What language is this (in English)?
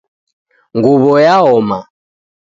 Taita